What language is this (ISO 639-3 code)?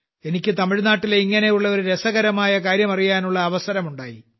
mal